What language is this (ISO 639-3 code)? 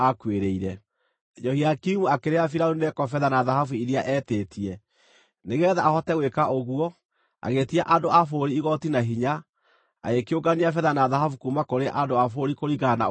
kik